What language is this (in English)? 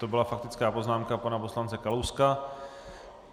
Czech